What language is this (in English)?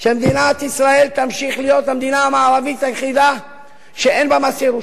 Hebrew